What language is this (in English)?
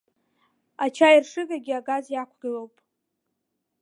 Abkhazian